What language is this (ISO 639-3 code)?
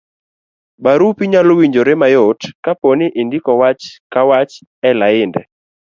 luo